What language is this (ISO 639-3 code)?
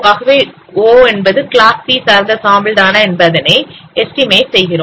tam